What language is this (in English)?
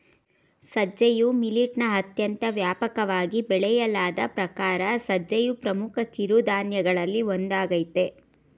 Kannada